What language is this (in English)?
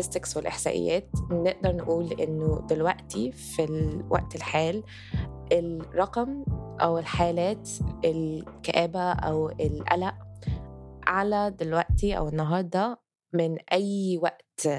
Arabic